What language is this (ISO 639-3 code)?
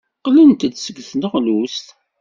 kab